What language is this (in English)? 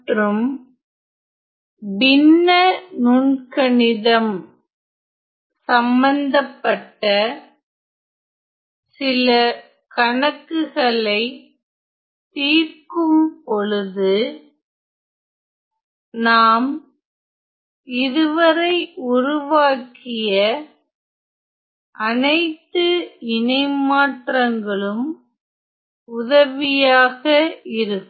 Tamil